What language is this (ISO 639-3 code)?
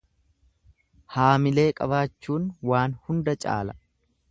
orm